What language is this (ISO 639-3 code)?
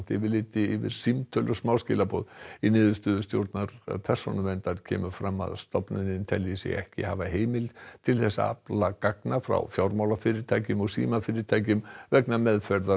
isl